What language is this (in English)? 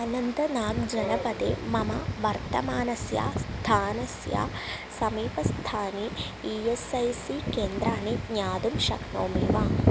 Sanskrit